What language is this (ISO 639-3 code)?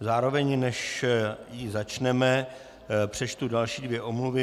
ces